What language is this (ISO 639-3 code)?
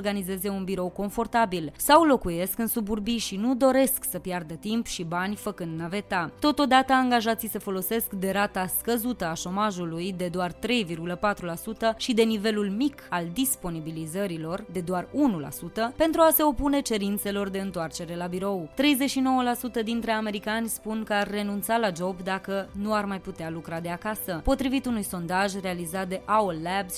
ron